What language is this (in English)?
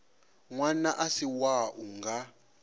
Venda